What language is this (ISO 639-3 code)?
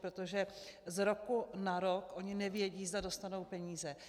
ces